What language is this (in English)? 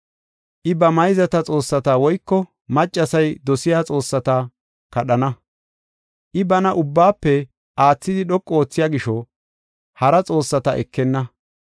Gofa